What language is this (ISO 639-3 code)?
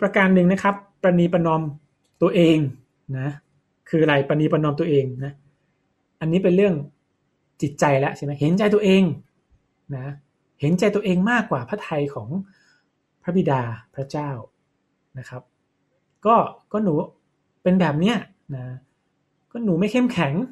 tha